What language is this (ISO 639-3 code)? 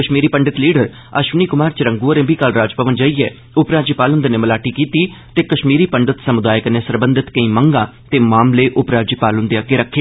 doi